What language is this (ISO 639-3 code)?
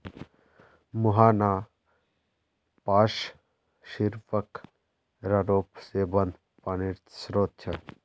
mag